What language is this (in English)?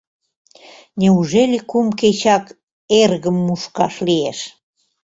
Mari